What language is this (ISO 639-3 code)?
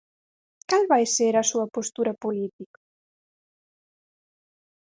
glg